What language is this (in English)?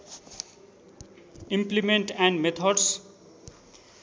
Nepali